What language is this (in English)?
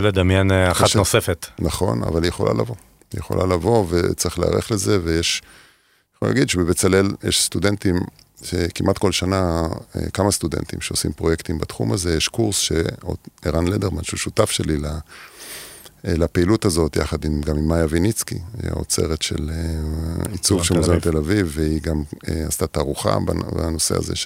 Hebrew